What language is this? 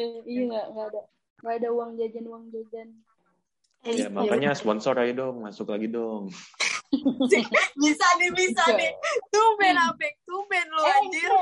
Indonesian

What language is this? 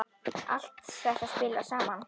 Icelandic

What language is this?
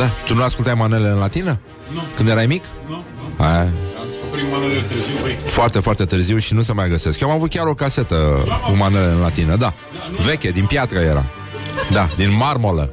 Romanian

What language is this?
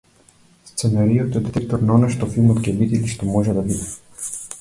Macedonian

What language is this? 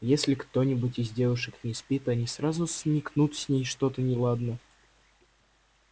Russian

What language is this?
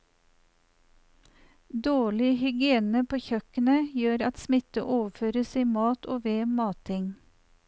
Norwegian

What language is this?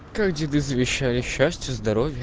Russian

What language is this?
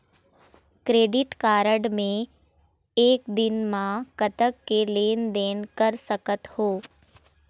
Chhattisgarhi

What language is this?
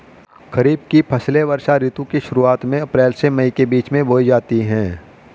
Hindi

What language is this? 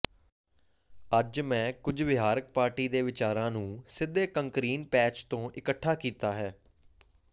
Punjabi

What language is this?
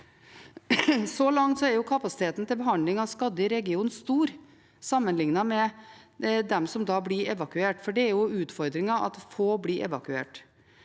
Norwegian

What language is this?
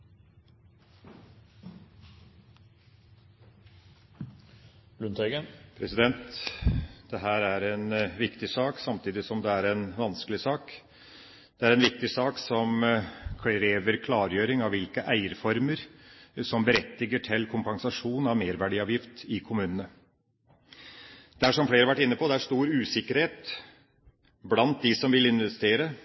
Norwegian Bokmål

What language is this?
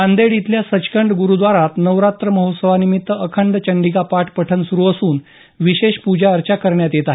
Marathi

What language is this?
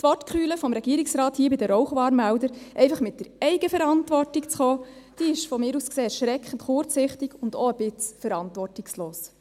Swiss German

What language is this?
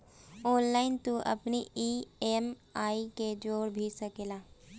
Bhojpuri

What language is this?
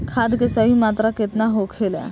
Bhojpuri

